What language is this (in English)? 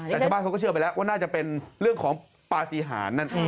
Thai